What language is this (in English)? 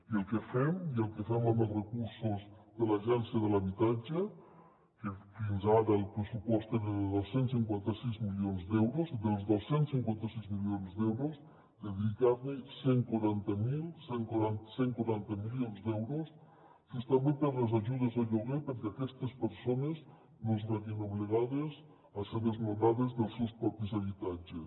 Catalan